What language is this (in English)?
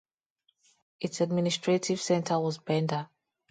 English